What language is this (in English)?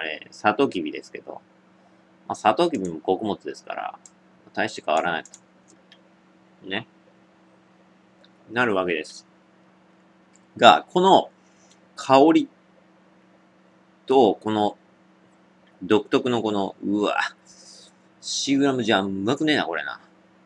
Japanese